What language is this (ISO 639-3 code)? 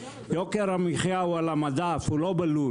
heb